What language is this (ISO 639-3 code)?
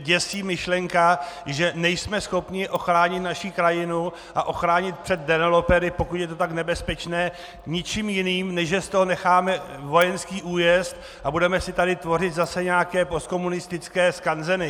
ces